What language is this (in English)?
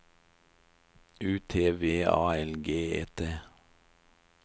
Norwegian